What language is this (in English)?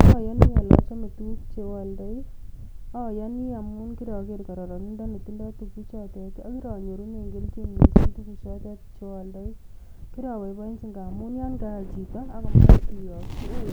Kalenjin